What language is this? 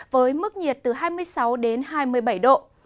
Vietnamese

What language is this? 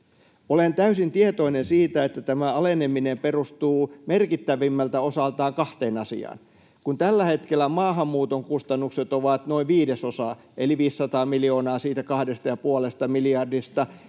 Finnish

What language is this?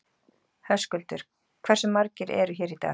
Icelandic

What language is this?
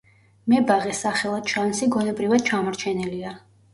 Georgian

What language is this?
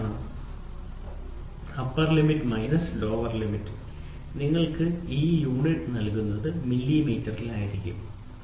Malayalam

